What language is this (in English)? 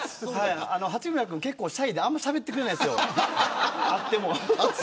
Japanese